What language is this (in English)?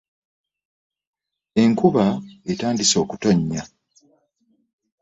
Ganda